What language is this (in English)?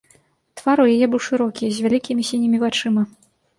Belarusian